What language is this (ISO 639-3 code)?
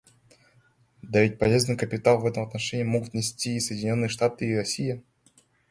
rus